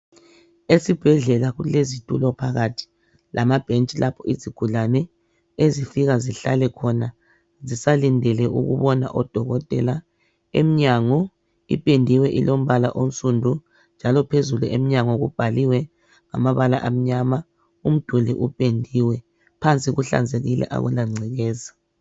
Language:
North Ndebele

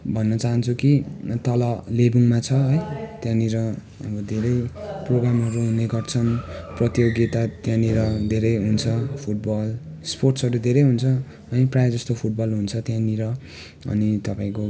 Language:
Nepali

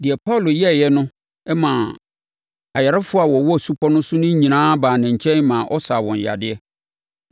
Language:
Akan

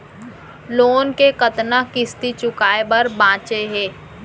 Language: Chhattisgarhi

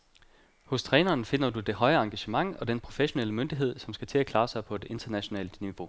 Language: Danish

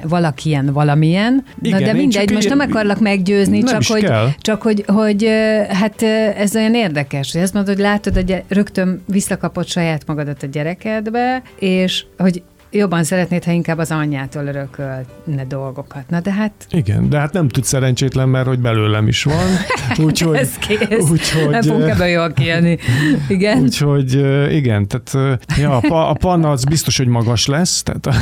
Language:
Hungarian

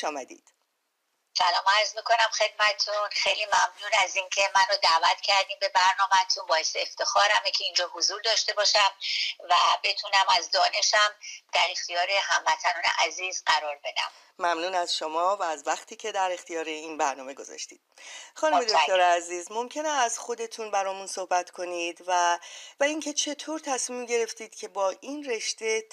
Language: Persian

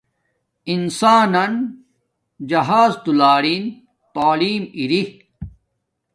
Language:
Domaaki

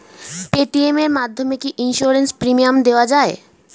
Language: Bangla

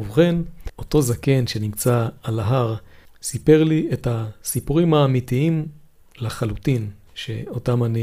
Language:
Hebrew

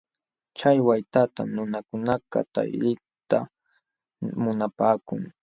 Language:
Jauja Wanca Quechua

